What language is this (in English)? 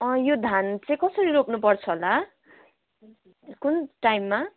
Nepali